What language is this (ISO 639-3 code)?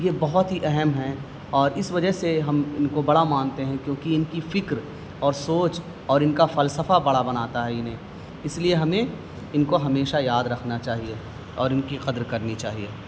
urd